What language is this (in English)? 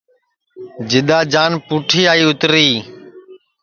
Sansi